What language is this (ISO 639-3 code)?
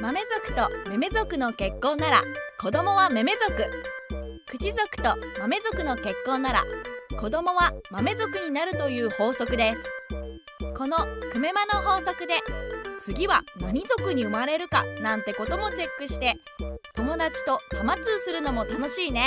jpn